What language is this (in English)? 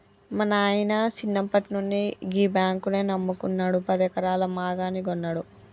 Telugu